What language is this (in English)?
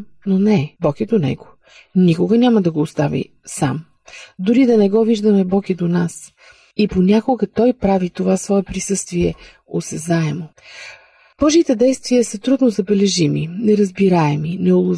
Bulgarian